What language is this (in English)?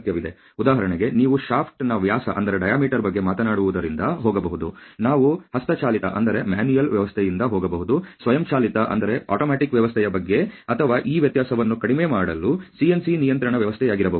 Kannada